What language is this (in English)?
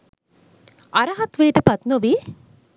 Sinhala